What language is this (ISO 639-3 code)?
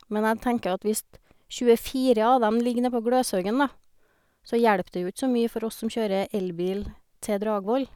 nor